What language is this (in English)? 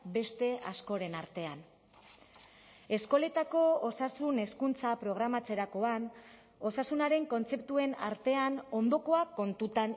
Basque